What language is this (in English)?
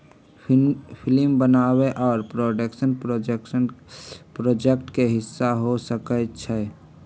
Magahi